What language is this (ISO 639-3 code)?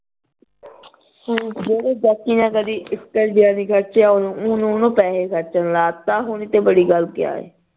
pan